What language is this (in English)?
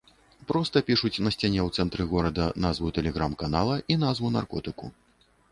Belarusian